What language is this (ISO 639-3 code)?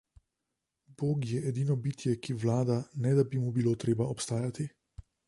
slv